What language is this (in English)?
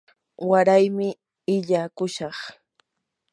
Yanahuanca Pasco Quechua